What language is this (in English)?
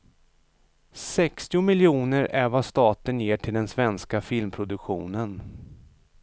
Swedish